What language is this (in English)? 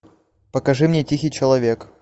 Russian